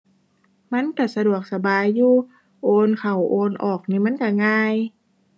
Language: Thai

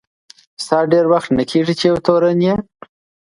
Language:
Pashto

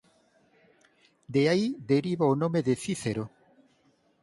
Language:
Galician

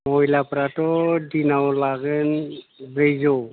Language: Bodo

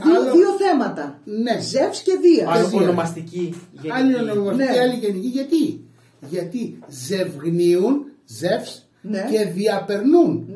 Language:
Greek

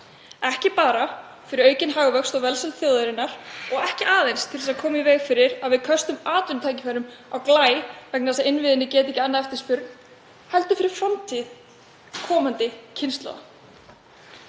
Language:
Icelandic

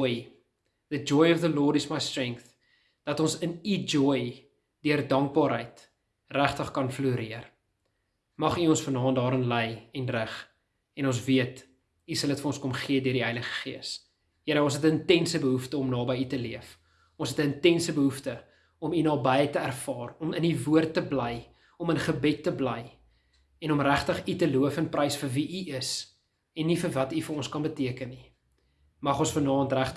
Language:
Dutch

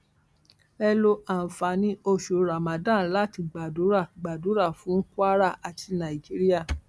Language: Yoruba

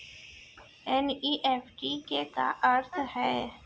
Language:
Chhattisgarhi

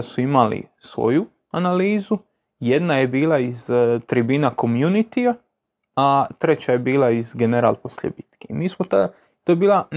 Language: Croatian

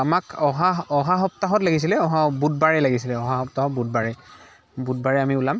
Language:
Assamese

